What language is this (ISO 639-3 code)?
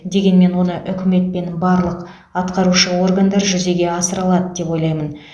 kaz